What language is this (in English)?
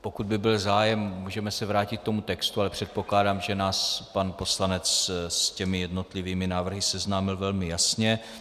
Czech